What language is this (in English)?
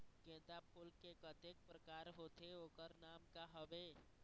Chhattisgarhi